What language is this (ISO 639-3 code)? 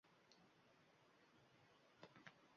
uzb